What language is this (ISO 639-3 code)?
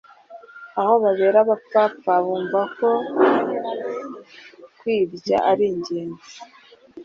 kin